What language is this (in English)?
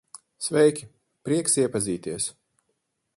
Latvian